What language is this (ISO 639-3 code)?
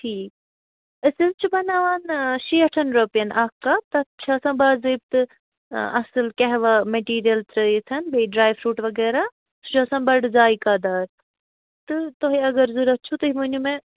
kas